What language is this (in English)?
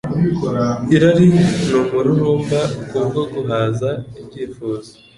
Kinyarwanda